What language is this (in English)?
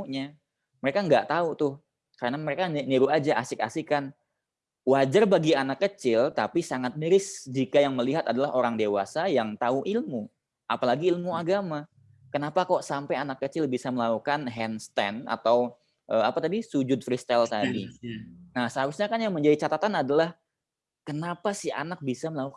Indonesian